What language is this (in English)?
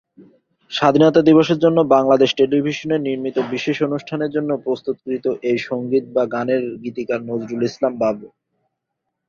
Bangla